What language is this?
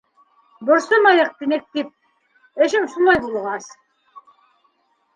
Bashkir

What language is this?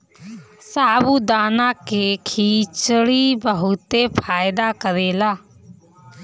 Bhojpuri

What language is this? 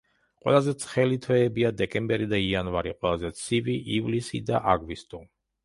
Georgian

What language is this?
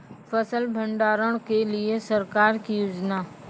Maithili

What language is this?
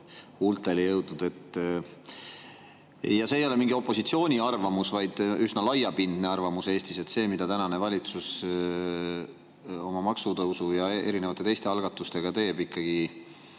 Estonian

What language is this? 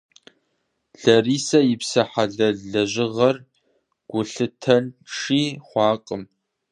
Kabardian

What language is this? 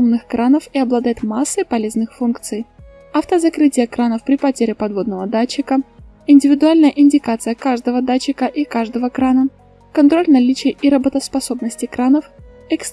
Russian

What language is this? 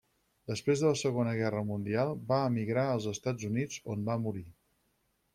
Catalan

